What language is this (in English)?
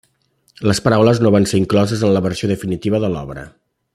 Catalan